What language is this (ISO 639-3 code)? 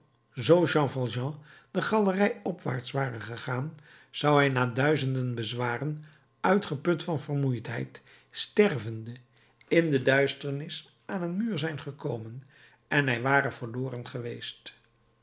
nld